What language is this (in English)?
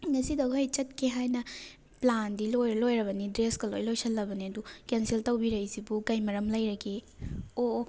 Manipuri